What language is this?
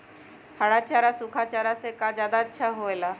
Magahi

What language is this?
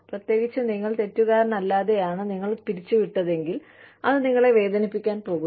Malayalam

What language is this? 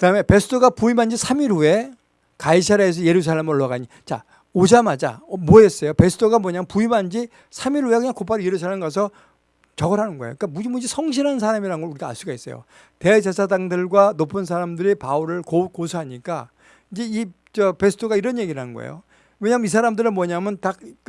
Korean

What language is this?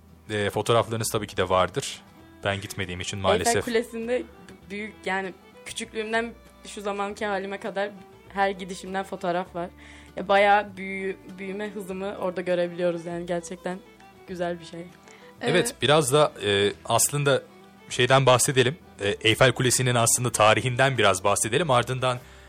Turkish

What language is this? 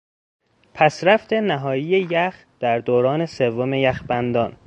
Persian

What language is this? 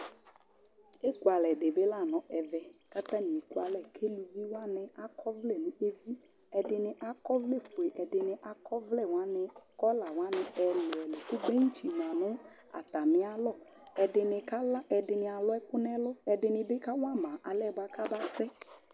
Ikposo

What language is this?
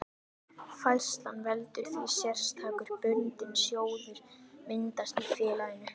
Icelandic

